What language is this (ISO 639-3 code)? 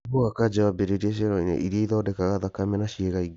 kik